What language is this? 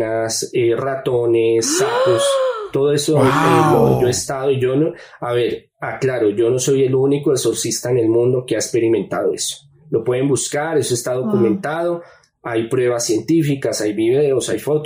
Spanish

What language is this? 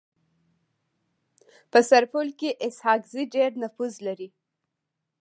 Pashto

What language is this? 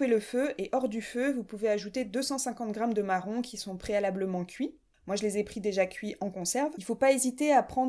French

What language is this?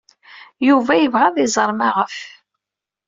Kabyle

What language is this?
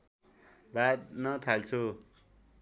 Nepali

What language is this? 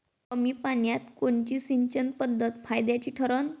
Marathi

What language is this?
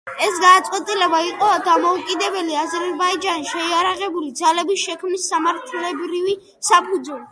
Georgian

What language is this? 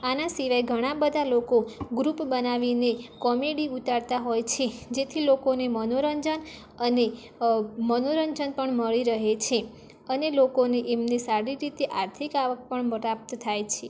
Gujarati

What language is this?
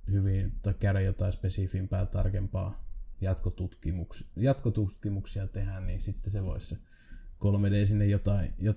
Finnish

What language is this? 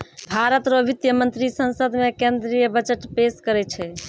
Maithili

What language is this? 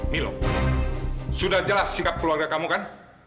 Indonesian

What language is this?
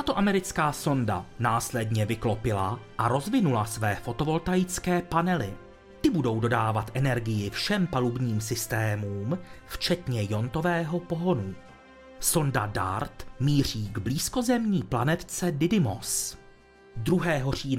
Czech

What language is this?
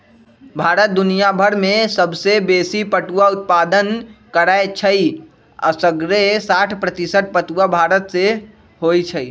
Magahi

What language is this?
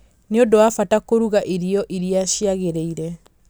Kikuyu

